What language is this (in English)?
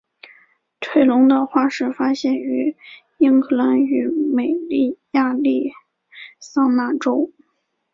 Chinese